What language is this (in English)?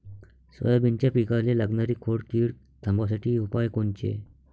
Marathi